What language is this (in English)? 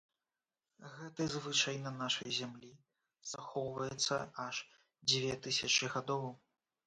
Belarusian